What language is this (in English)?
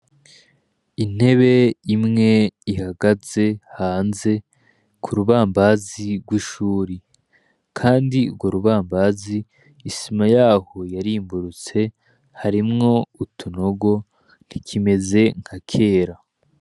Rundi